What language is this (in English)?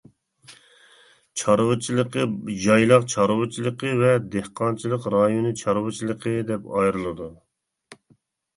Uyghur